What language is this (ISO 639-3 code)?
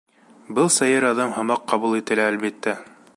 bak